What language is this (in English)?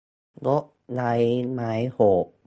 Thai